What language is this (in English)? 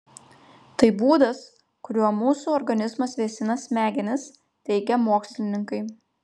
Lithuanian